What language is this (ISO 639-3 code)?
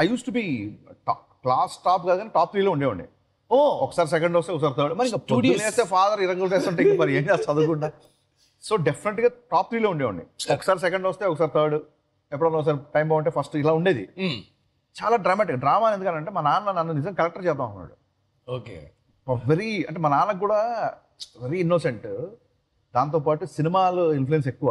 tel